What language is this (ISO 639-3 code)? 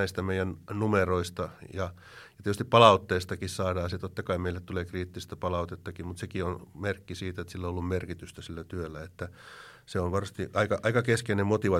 fin